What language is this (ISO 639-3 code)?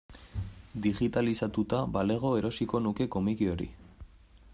eus